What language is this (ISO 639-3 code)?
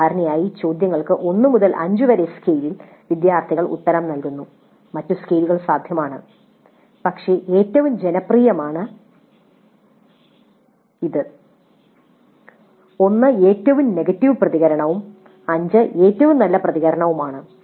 mal